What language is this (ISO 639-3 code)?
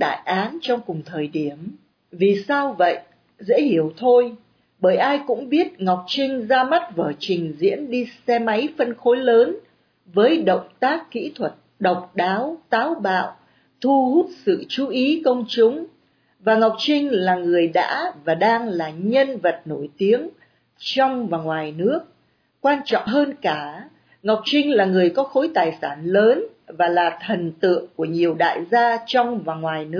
vie